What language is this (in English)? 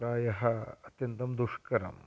Sanskrit